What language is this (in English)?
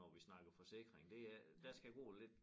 Danish